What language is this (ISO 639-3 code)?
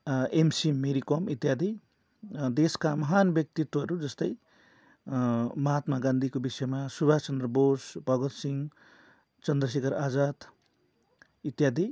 nep